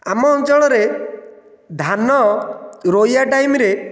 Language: Odia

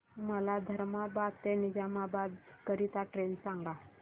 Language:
Marathi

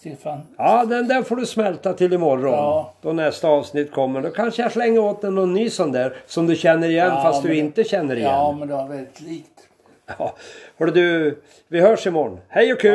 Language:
Swedish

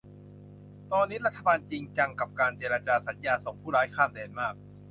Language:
Thai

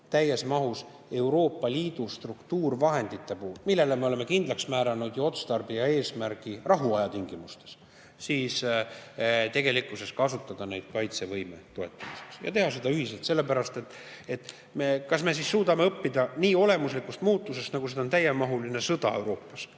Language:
Estonian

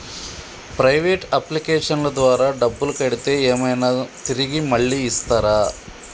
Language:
Telugu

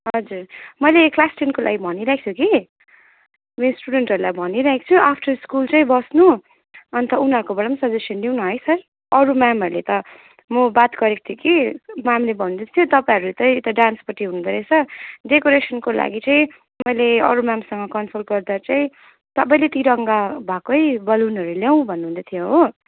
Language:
Nepali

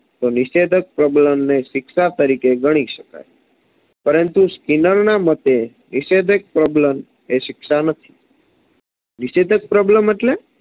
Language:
Gujarati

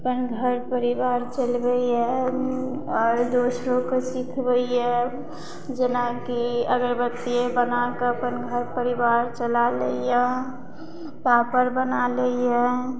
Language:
Maithili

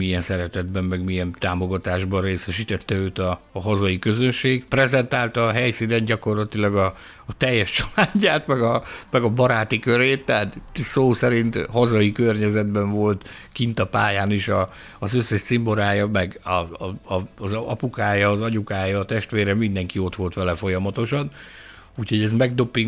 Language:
Hungarian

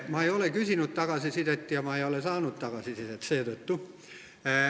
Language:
Estonian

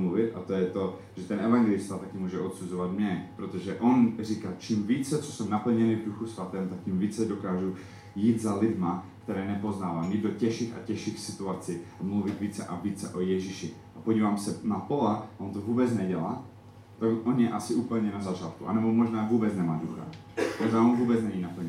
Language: Czech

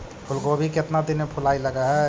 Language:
Magahi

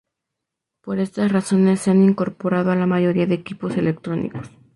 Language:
Spanish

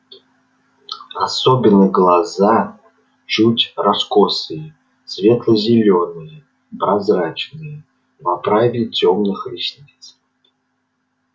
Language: Russian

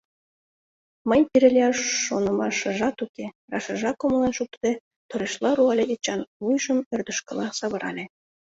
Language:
Mari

